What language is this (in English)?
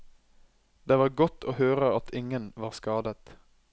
Norwegian